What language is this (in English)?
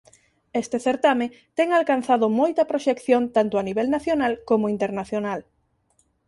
Galician